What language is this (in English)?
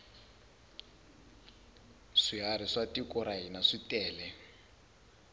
Tsonga